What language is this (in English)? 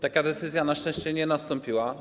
Polish